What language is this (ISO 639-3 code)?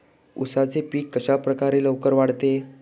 mar